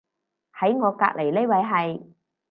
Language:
Cantonese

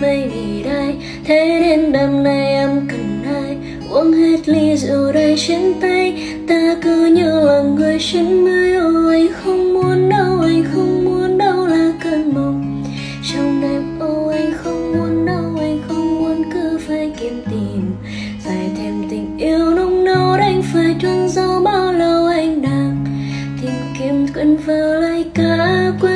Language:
Vietnamese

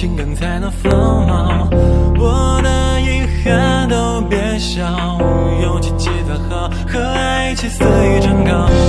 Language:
Chinese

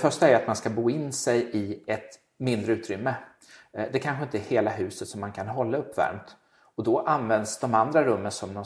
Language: Swedish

